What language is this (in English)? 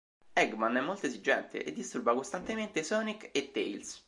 Italian